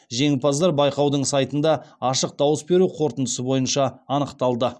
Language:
Kazakh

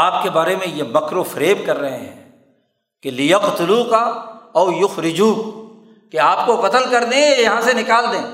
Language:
Urdu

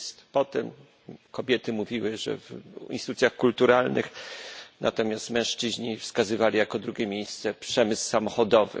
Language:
Polish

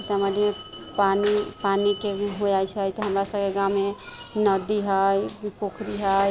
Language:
Maithili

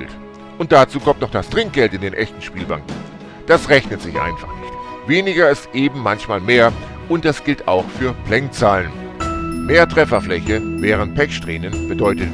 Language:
German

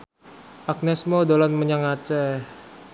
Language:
Javanese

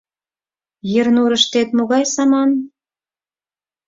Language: Mari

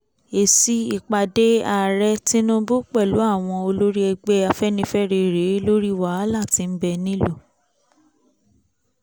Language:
Yoruba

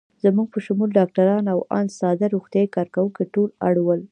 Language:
Pashto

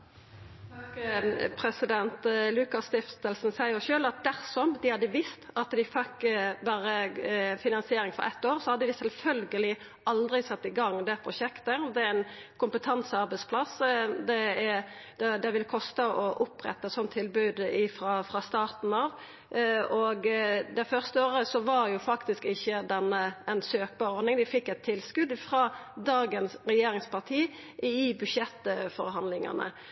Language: Norwegian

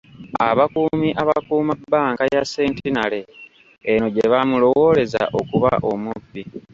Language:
Ganda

